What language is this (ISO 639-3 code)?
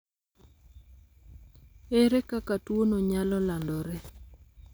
luo